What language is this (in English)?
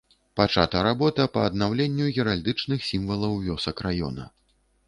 Belarusian